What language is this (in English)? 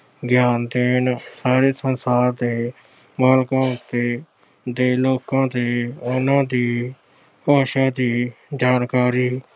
Punjabi